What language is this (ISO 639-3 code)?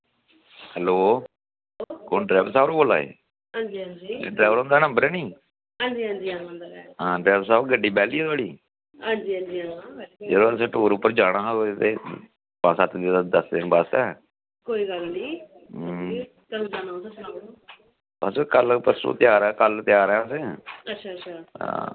doi